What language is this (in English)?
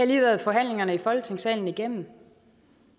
Danish